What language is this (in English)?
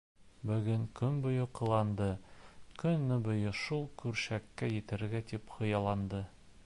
Bashkir